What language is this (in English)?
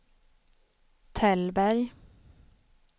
Swedish